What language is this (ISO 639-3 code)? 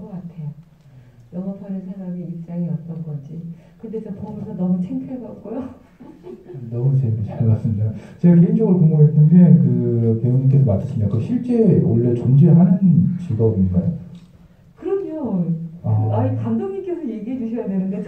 kor